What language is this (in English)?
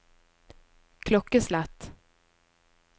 Norwegian